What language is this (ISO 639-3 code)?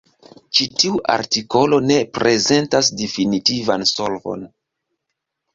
epo